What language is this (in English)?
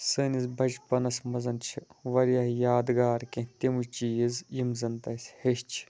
Kashmiri